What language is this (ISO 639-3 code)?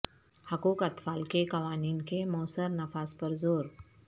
urd